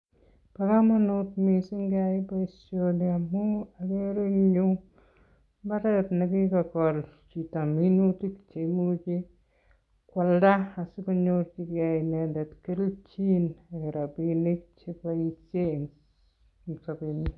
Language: Kalenjin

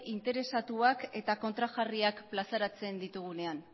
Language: Basque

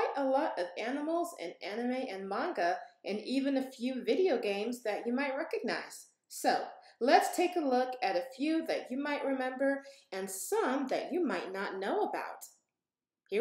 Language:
English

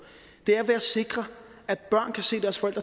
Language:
Danish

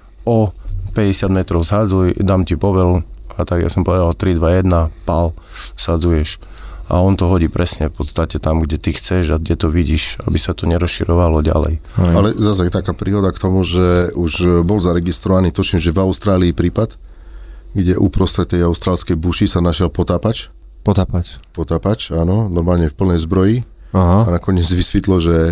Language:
Slovak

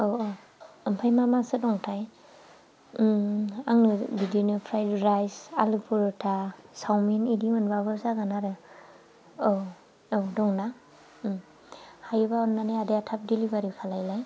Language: Bodo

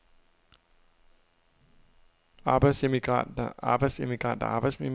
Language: Danish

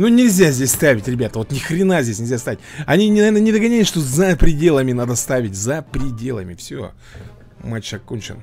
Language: Russian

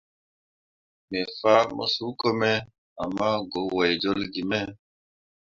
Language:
Mundang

